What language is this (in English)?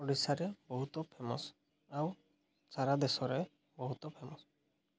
Odia